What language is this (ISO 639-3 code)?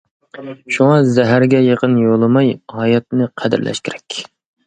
uig